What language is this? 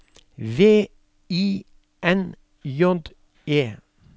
Norwegian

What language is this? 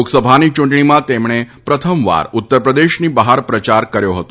Gujarati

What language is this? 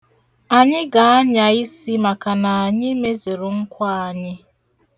Igbo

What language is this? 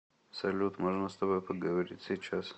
Russian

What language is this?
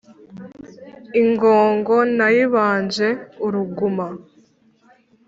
Kinyarwanda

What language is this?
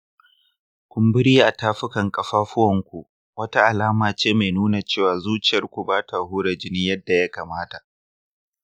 Hausa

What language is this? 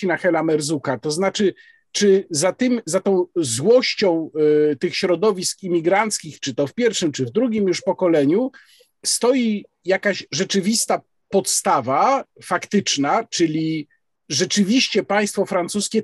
Polish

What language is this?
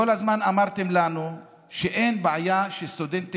Hebrew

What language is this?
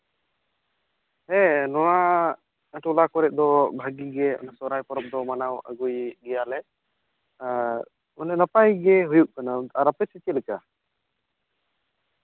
Santali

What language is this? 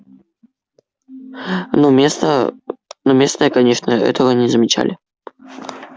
Russian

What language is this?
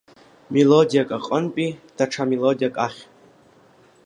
Abkhazian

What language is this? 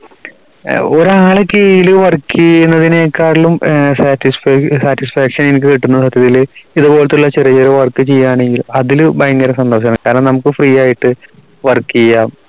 Malayalam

